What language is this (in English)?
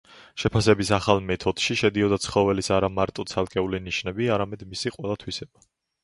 Georgian